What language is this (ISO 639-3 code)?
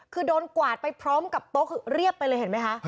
tha